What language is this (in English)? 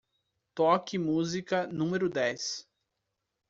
Portuguese